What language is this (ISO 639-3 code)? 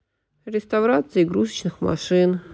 rus